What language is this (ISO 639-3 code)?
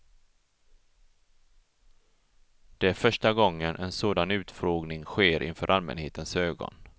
swe